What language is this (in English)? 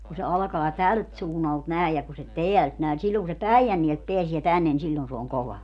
Finnish